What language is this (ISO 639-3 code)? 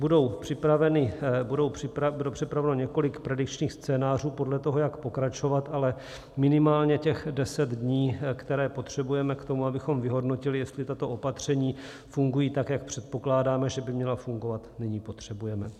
ces